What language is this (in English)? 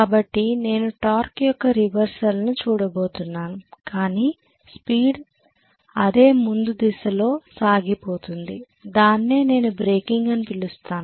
Telugu